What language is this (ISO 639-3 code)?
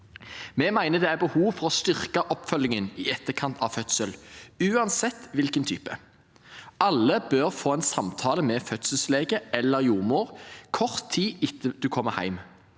nor